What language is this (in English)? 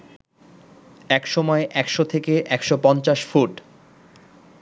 Bangla